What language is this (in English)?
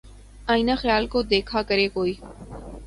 Urdu